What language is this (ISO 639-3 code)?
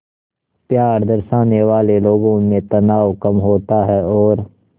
hin